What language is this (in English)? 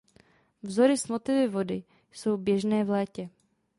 Czech